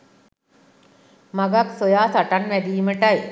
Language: Sinhala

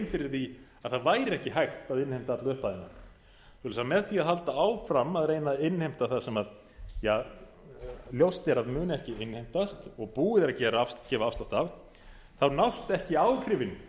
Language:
Icelandic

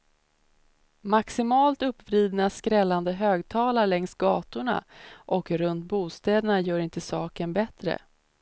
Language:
Swedish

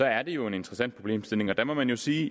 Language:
Danish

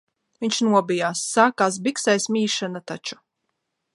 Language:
Latvian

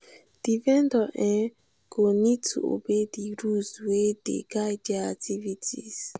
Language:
Nigerian Pidgin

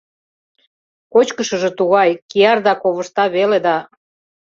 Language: Mari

